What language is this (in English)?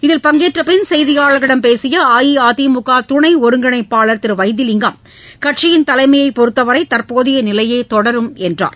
Tamil